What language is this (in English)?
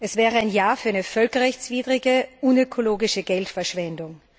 German